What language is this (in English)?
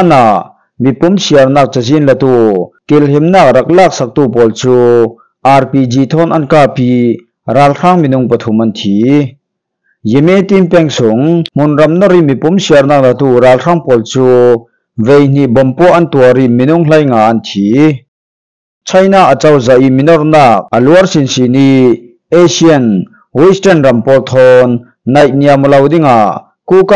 Thai